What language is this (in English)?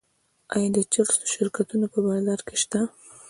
Pashto